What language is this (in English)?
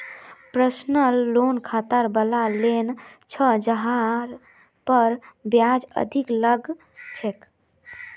Magahi